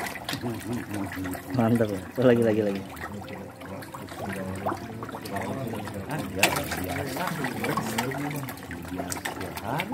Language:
Indonesian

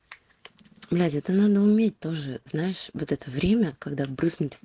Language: Russian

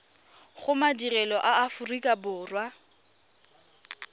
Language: Tswana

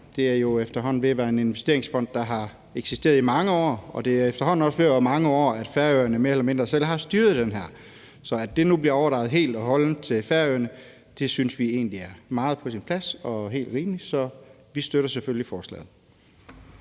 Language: Danish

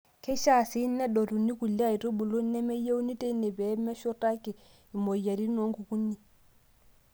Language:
Masai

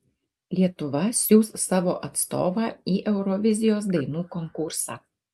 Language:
Lithuanian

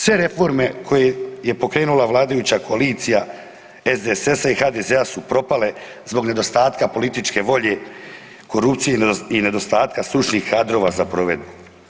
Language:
Croatian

